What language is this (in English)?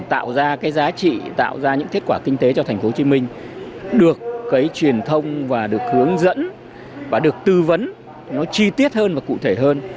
Vietnamese